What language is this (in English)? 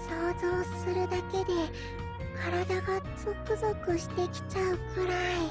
Japanese